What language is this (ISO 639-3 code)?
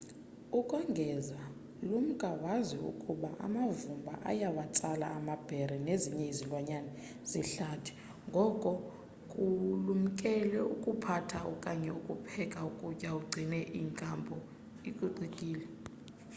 xho